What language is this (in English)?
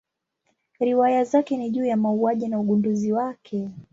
Swahili